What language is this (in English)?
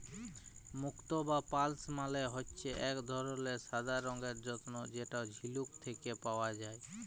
Bangla